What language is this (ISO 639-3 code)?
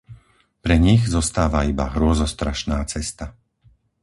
slk